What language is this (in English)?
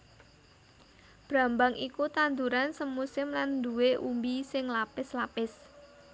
Javanese